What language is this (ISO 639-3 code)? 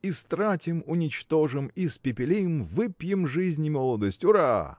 rus